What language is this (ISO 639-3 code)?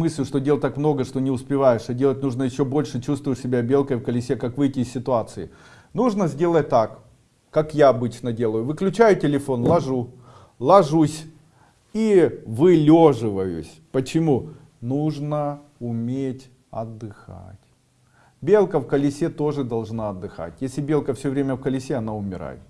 rus